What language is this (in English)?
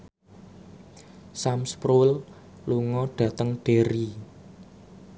Javanese